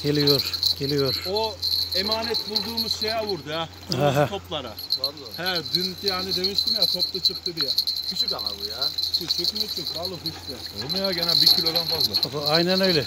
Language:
Turkish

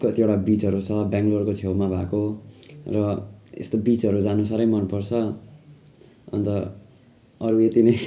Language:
Nepali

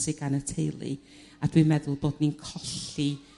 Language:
Welsh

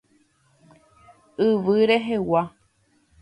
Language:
Guarani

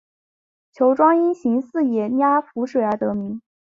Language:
Chinese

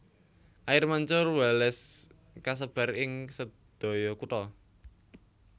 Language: Javanese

